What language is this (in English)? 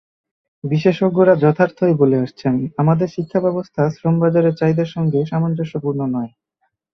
Bangla